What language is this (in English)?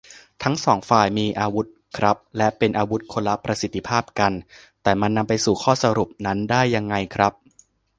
Thai